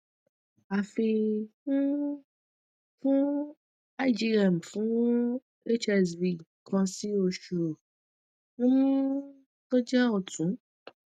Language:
Yoruba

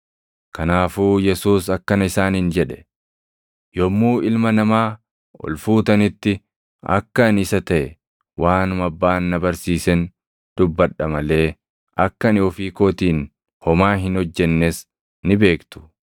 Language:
Oromo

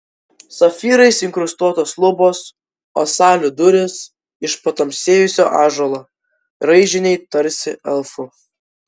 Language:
Lithuanian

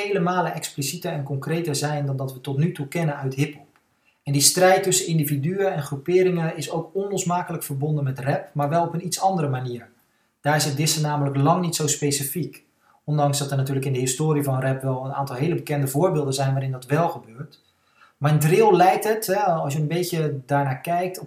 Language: Dutch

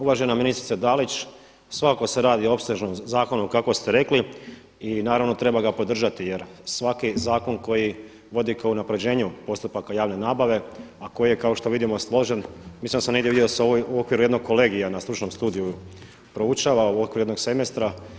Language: Croatian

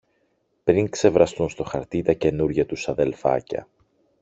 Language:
Greek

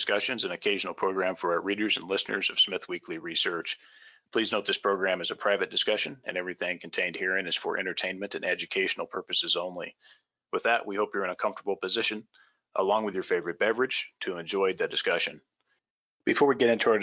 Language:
English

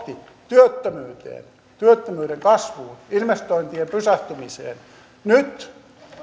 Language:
Finnish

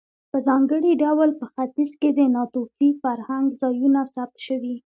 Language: Pashto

